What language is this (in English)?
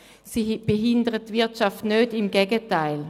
Swiss German